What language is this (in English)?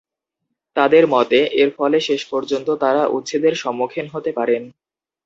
Bangla